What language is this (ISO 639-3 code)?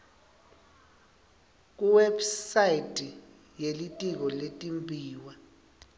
ssw